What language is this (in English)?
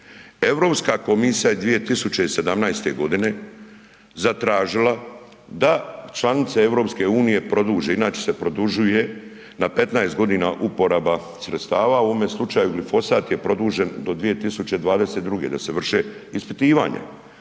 Croatian